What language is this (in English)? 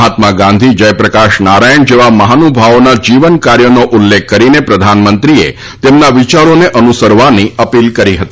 Gujarati